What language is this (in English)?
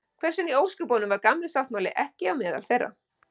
Icelandic